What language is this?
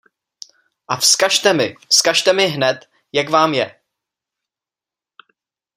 Czech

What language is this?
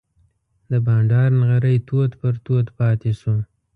Pashto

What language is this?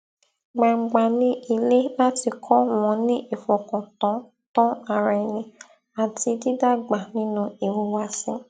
Yoruba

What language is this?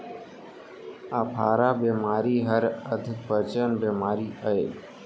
Chhattisgarhi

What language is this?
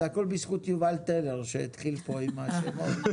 Hebrew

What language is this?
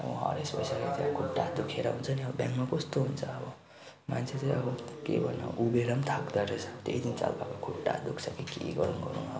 Nepali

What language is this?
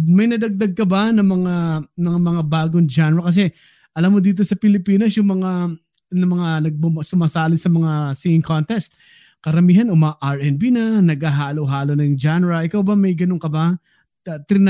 Filipino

